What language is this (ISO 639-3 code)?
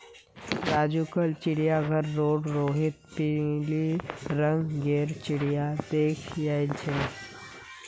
mag